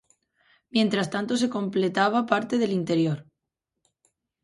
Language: Spanish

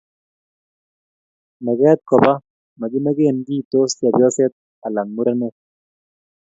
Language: Kalenjin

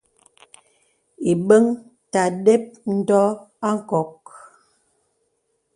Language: Bebele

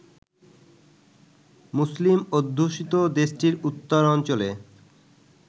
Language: Bangla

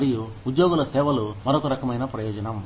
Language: Telugu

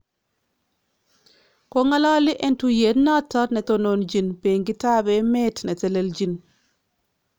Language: Kalenjin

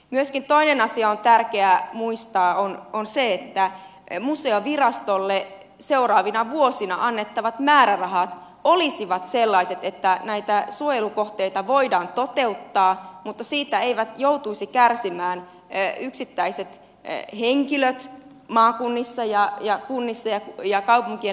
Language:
Finnish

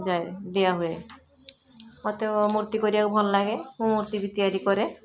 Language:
Odia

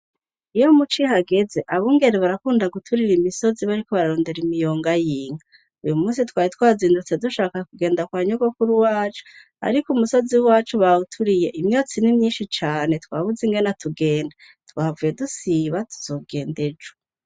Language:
Rundi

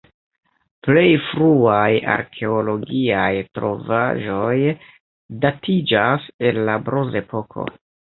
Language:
Esperanto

